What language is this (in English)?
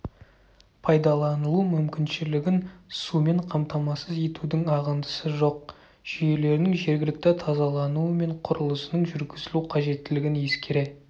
Kazakh